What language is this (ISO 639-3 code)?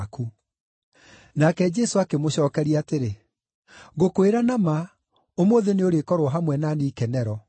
kik